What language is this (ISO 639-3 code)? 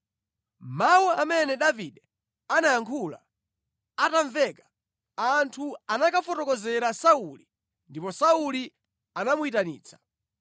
nya